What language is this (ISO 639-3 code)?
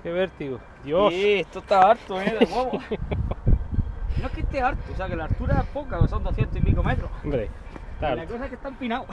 spa